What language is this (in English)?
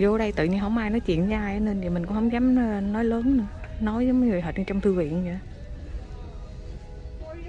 Vietnamese